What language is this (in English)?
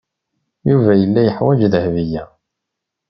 Kabyle